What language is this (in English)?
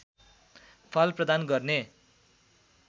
Nepali